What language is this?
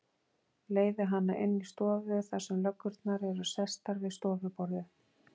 Icelandic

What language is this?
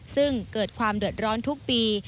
Thai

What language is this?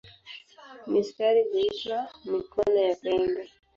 Swahili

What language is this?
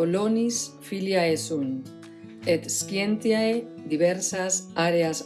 Latin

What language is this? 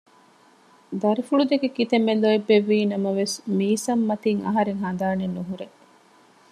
Divehi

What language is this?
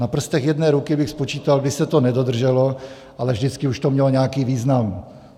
Czech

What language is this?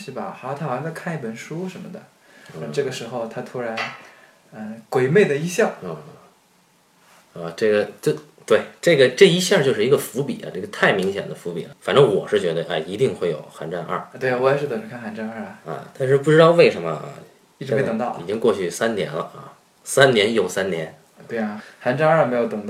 Chinese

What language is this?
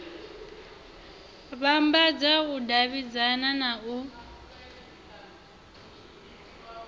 Venda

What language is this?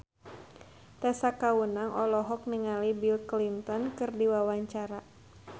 Sundanese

